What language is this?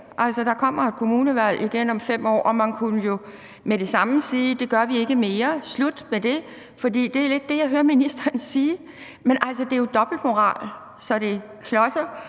Danish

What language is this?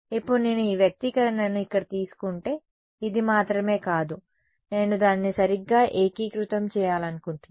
Telugu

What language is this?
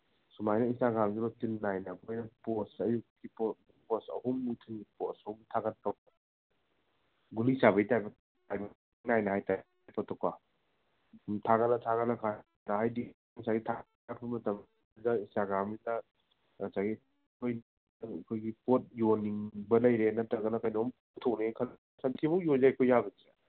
Manipuri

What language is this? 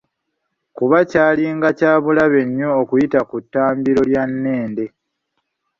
Ganda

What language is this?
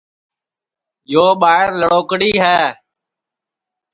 Sansi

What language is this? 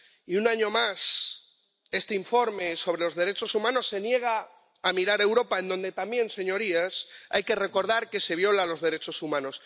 Spanish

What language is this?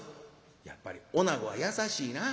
Japanese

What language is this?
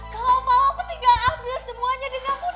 Indonesian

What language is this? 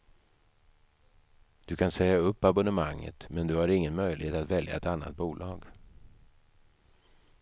Swedish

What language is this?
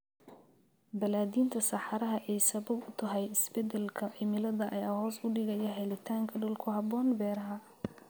Somali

